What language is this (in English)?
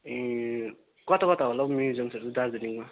Nepali